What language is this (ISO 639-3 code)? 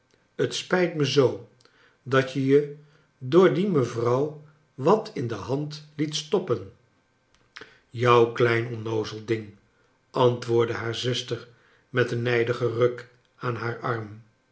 nld